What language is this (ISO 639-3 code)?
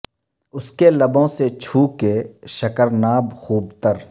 urd